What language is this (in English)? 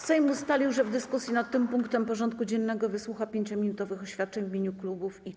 Polish